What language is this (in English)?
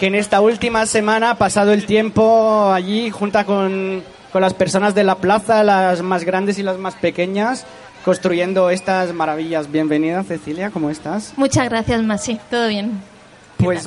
Spanish